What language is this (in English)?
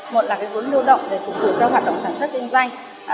Vietnamese